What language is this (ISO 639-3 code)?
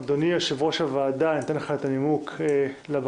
heb